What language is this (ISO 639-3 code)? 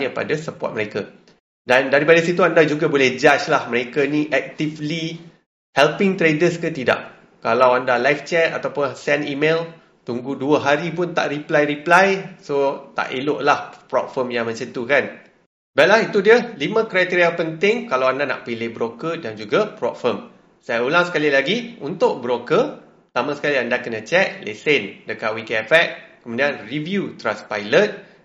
msa